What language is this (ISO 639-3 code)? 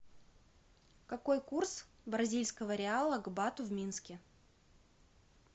rus